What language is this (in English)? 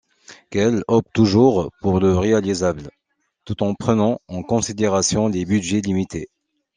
French